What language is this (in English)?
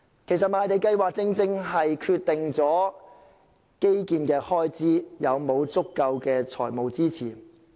Cantonese